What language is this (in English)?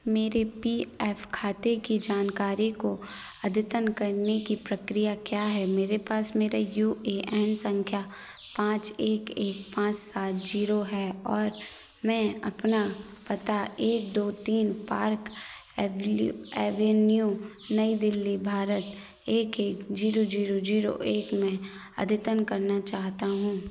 Hindi